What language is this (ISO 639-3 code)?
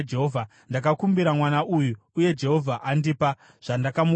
sna